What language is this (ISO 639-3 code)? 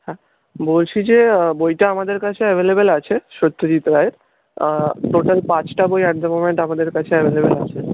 ben